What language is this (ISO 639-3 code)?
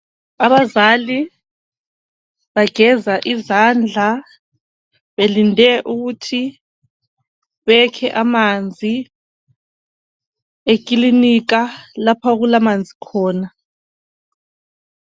nde